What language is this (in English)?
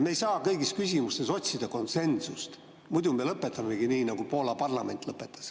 Estonian